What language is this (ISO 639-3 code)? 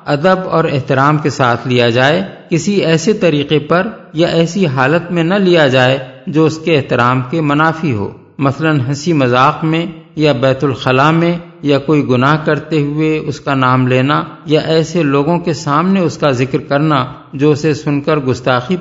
urd